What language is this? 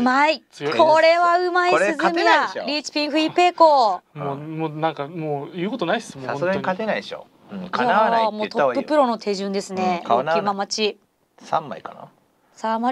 Japanese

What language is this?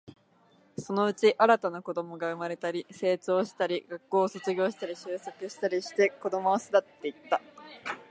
Japanese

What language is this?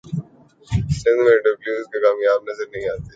Urdu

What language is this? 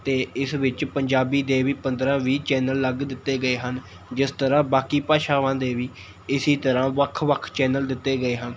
Punjabi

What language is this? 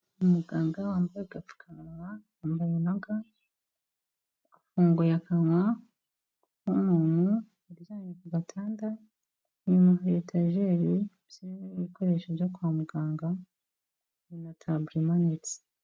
Kinyarwanda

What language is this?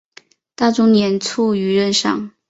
Chinese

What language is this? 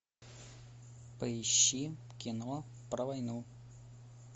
Russian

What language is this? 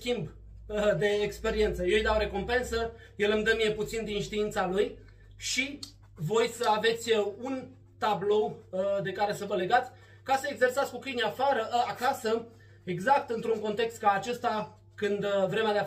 Romanian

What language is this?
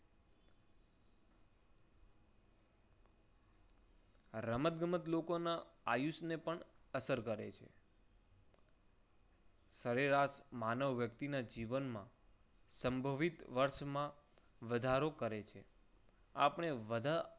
Gujarati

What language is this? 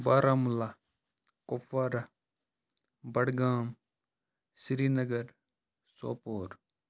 Kashmiri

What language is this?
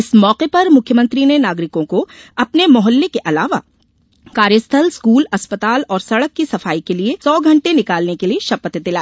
Hindi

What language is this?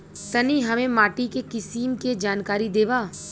Bhojpuri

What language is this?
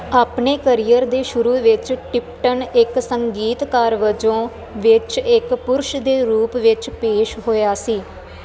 Punjabi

